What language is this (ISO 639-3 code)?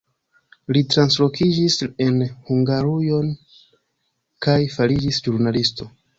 epo